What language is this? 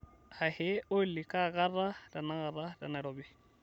Masai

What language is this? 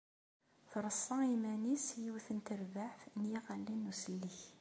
Kabyle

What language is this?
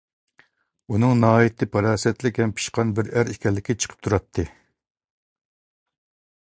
Uyghur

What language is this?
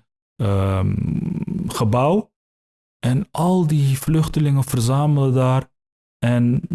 Dutch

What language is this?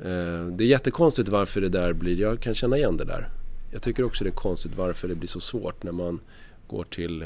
Swedish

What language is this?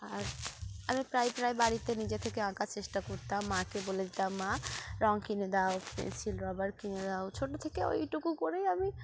Bangla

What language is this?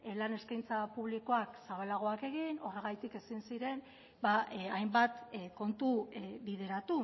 Basque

